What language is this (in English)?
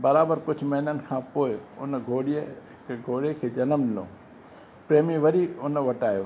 Sindhi